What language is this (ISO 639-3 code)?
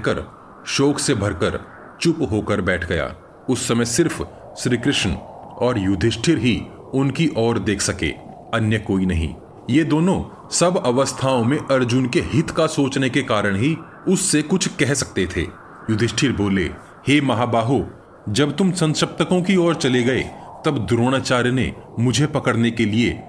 hin